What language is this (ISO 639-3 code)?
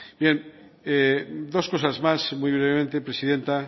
spa